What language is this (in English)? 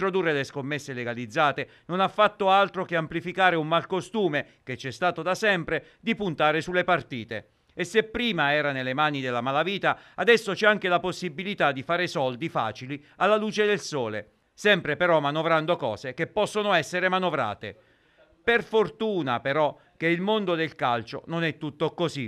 Italian